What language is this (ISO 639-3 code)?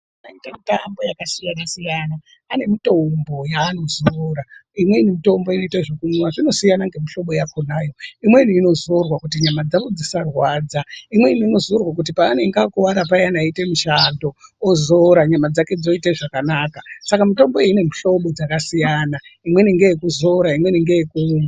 ndc